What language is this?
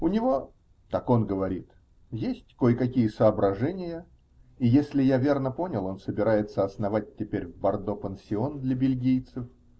Russian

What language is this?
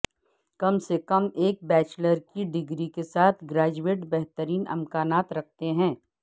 Urdu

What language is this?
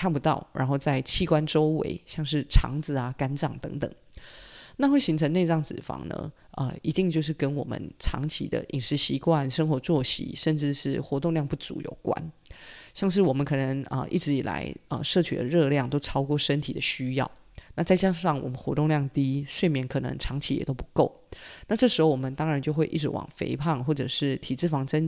Chinese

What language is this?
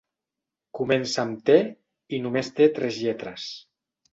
Catalan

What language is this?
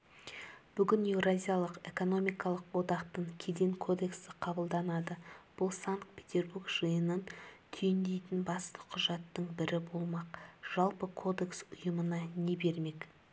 Kazakh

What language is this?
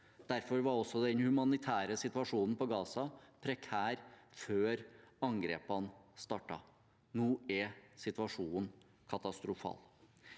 Norwegian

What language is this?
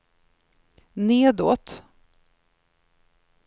Swedish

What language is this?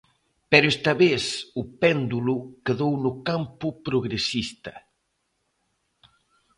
Galician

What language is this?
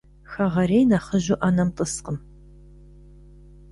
Kabardian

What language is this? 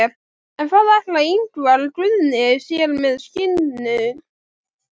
Icelandic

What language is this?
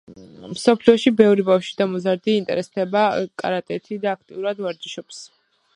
Georgian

